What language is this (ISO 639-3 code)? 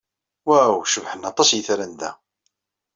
kab